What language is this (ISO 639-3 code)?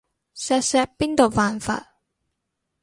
yue